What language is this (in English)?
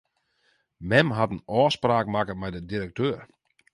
Western Frisian